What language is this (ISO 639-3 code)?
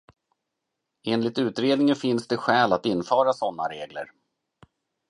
swe